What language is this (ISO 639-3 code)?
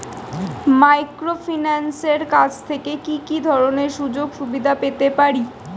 ben